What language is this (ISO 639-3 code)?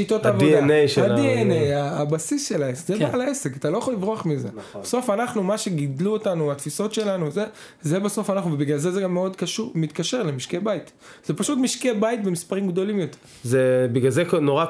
heb